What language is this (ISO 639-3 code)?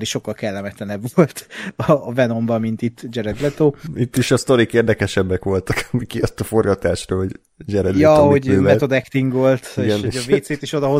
hun